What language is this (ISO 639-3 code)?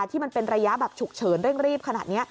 tha